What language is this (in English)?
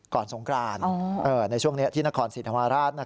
Thai